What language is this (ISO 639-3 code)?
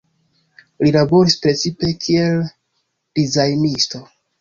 epo